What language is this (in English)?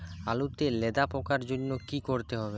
Bangla